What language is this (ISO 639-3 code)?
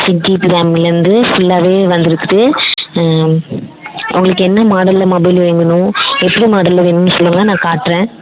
tam